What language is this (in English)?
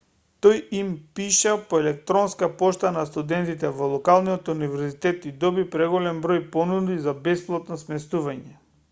Macedonian